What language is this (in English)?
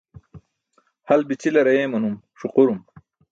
Burushaski